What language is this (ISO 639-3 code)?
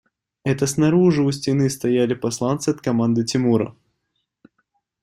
rus